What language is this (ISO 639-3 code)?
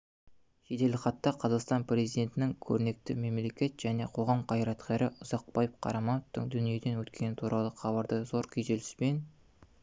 kaz